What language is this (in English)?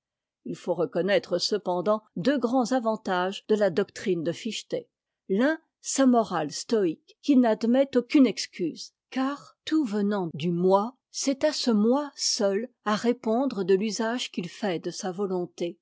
French